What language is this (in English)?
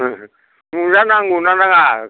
Bodo